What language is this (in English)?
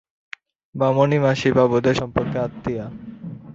Bangla